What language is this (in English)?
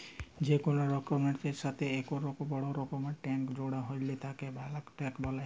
Bangla